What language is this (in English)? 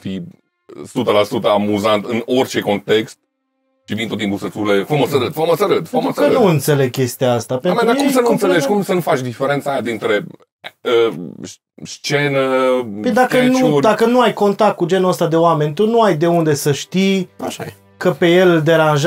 Romanian